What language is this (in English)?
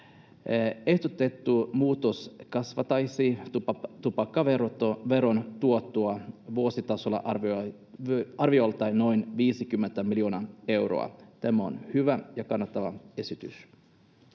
Finnish